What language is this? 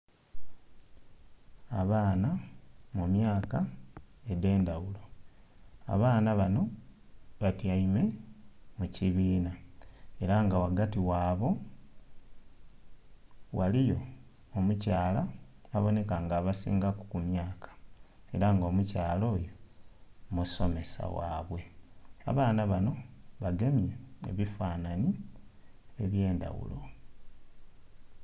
Soga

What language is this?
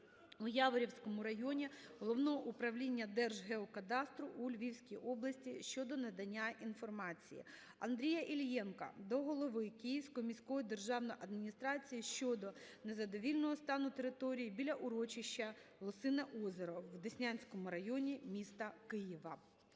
Ukrainian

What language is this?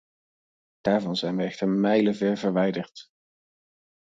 Dutch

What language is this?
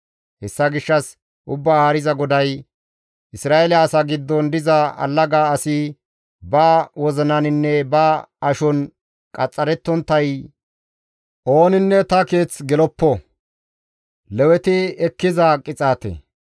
Gamo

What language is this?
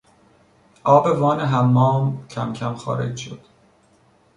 Persian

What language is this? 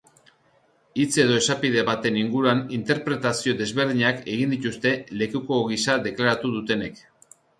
Basque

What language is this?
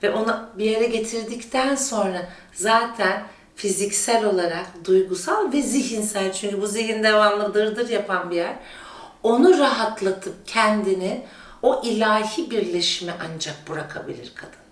Turkish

